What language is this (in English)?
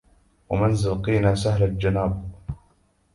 Arabic